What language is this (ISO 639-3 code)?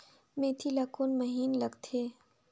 hne